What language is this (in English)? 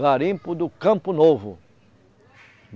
Portuguese